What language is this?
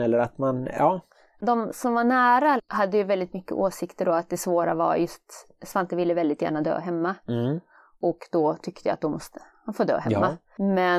Swedish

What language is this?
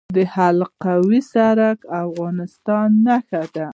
Pashto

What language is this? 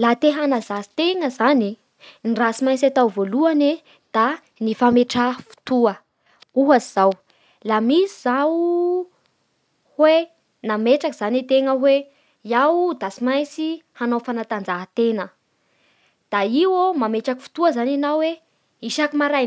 Bara Malagasy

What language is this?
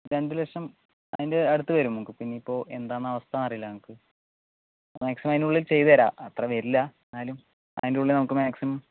Malayalam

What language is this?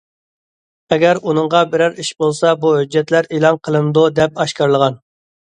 Uyghur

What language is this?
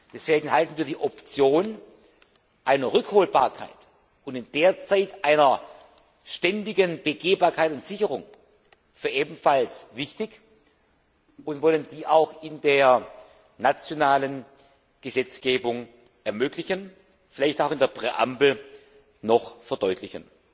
German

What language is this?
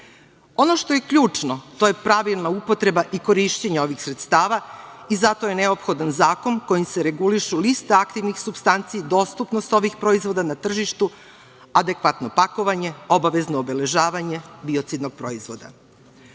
Serbian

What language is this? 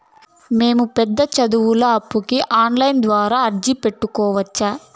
Telugu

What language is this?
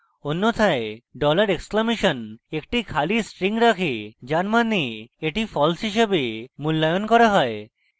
Bangla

